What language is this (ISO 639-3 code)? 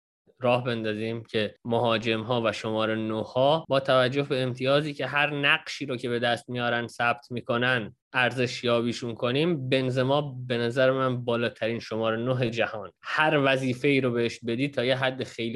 fas